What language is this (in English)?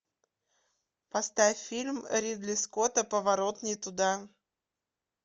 Russian